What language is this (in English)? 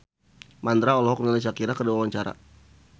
Sundanese